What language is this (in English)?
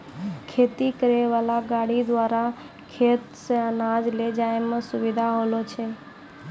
Maithili